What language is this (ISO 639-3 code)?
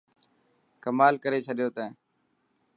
mki